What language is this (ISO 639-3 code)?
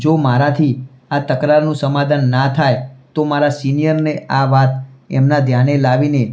guj